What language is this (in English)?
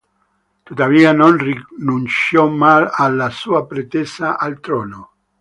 Italian